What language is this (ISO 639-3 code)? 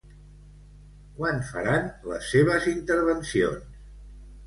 cat